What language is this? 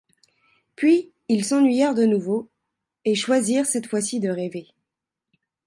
French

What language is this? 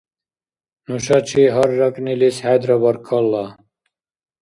Dargwa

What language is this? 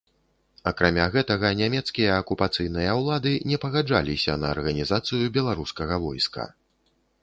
Belarusian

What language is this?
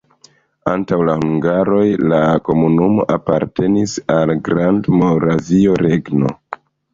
Esperanto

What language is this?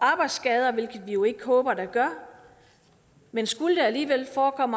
Danish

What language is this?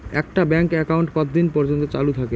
Bangla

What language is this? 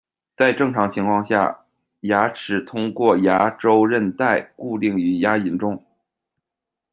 Chinese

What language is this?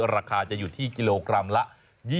Thai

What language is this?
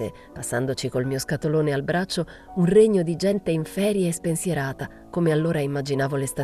Italian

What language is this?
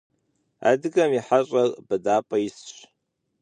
Kabardian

